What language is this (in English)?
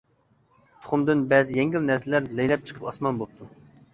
Uyghur